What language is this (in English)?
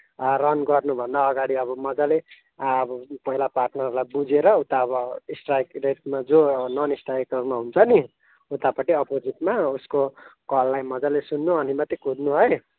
Nepali